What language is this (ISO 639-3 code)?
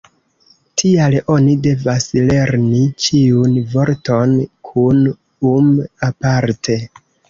epo